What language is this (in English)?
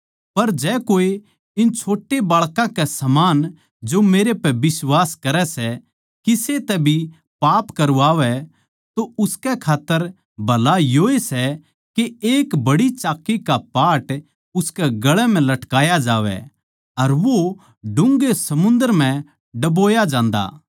Haryanvi